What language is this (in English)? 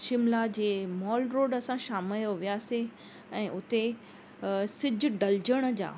Sindhi